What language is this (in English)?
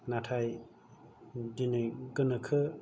Bodo